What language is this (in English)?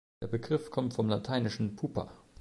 German